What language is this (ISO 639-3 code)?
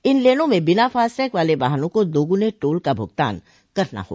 hin